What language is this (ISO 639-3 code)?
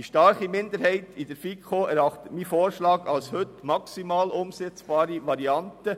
gsw